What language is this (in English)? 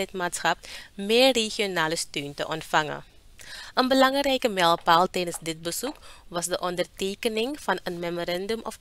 Dutch